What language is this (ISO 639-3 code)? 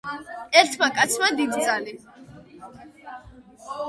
kat